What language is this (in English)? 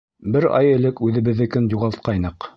Bashkir